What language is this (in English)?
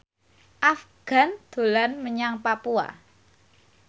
Javanese